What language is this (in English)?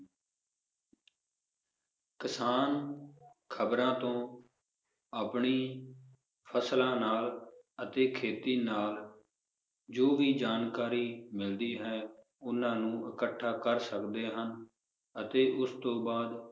Punjabi